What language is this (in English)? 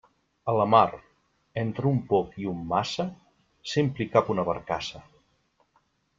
Catalan